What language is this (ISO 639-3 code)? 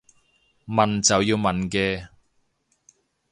yue